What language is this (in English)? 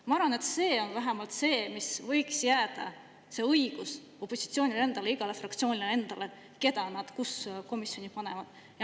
Estonian